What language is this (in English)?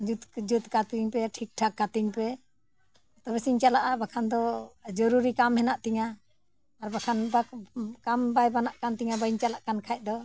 Santali